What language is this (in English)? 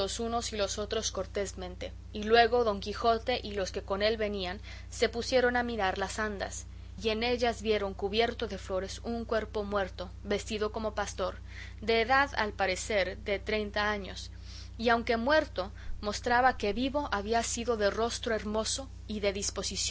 Spanish